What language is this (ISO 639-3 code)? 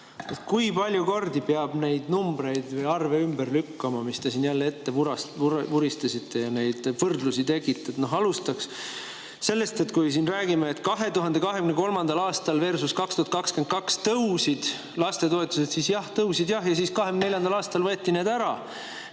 est